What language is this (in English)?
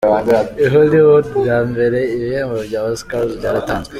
Kinyarwanda